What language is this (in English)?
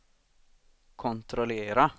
Swedish